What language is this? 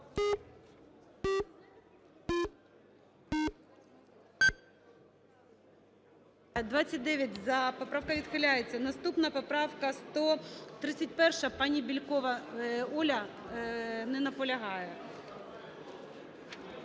Ukrainian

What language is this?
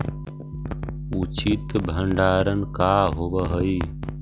Magahi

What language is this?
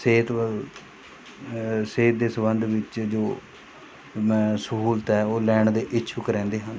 Punjabi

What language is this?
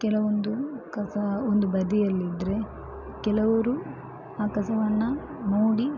Kannada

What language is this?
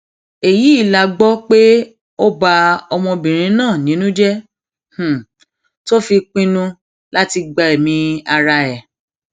Yoruba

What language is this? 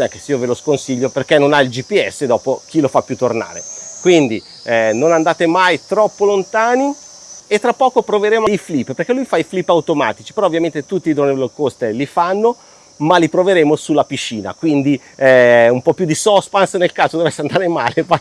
Italian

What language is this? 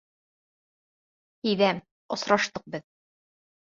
Bashkir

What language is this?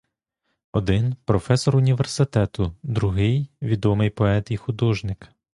Ukrainian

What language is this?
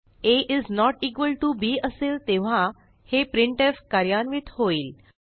Marathi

